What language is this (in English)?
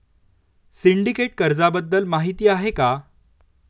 Marathi